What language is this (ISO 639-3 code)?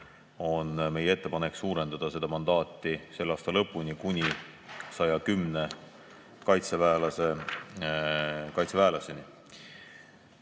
est